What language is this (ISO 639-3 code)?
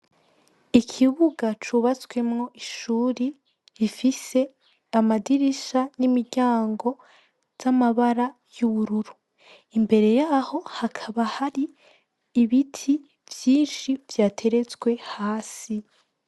run